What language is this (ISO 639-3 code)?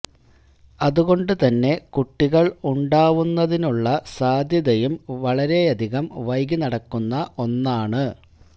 mal